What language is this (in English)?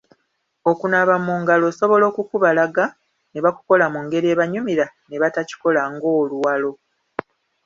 Ganda